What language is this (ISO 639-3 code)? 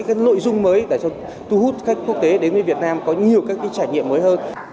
vie